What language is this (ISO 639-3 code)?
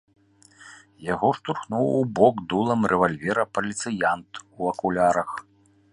bel